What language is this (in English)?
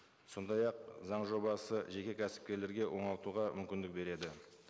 Kazakh